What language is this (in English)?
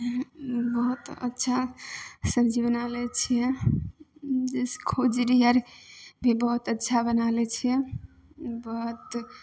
Maithili